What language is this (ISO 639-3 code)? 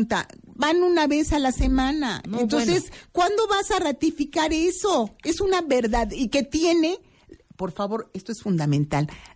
spa